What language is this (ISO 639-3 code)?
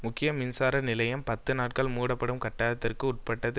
tam